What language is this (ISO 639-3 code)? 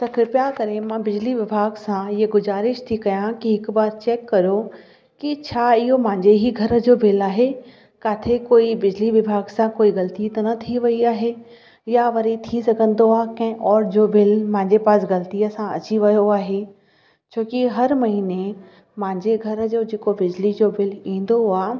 snd